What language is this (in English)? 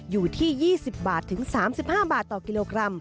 Thai